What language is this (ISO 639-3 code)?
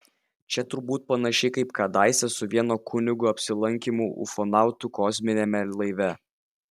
lit